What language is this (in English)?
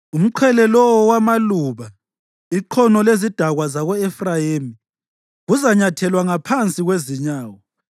North Ndebele